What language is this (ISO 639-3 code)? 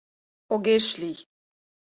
chm